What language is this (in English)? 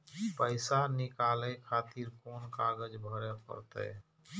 Maithili